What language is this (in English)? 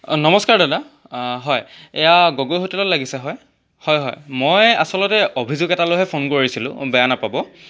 Assamese